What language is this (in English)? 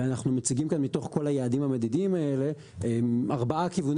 Hebrew